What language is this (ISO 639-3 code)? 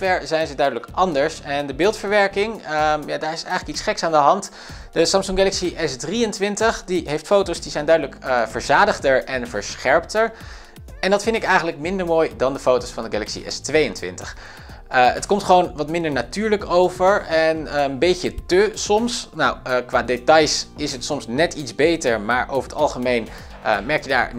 nld